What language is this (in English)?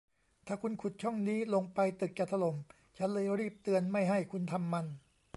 Thai